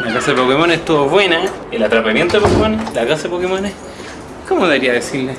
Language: Spanish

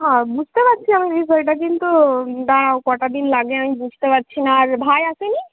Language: Bangla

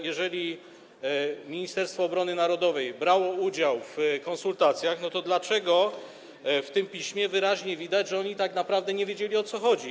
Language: Polish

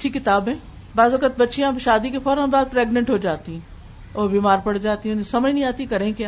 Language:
Urdu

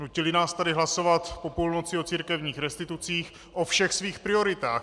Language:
Czech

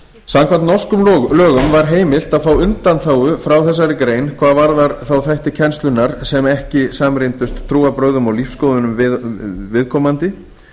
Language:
Icelandic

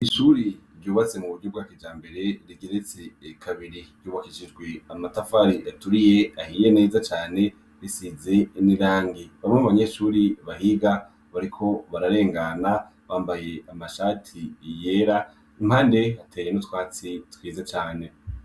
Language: Rundi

